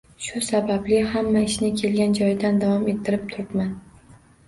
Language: Uzbek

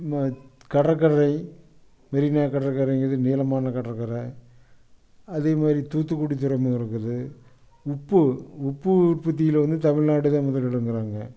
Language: Tamil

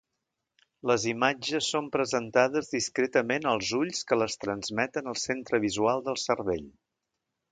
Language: Catalan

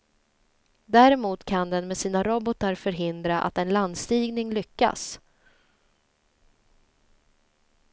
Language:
Swedish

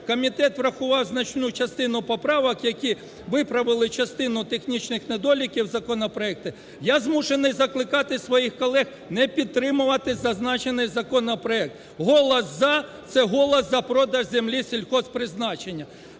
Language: Ukrainian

